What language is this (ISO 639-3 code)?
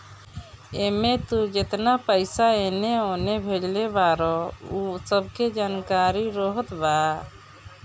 bho